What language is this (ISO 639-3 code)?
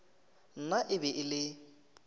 nso